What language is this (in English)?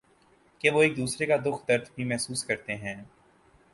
Urdu